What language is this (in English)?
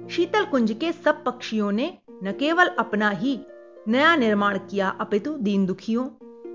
Hindi